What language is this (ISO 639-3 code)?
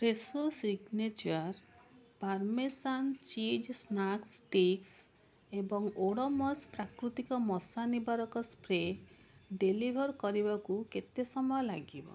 ori